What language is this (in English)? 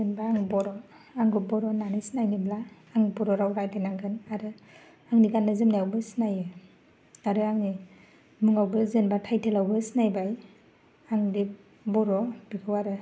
Bodo